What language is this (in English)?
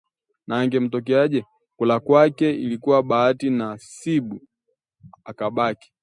Swahili